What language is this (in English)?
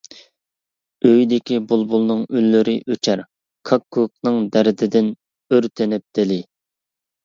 Uyghur